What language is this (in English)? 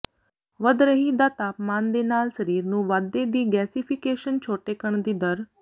Punjabi